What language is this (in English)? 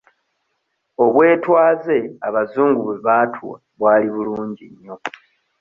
Ganda